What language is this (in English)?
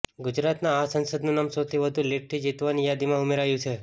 Gujarati